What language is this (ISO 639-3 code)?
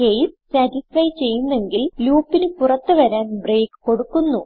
mal